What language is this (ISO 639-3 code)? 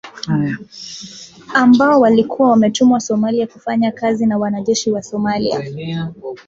swa